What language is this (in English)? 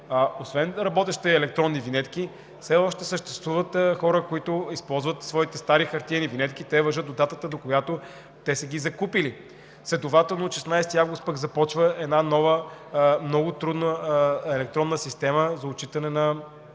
Bulgarian